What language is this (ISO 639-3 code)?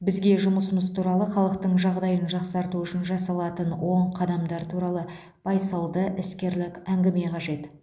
kaz